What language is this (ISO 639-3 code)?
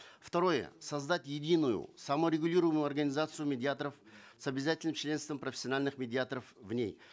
kaz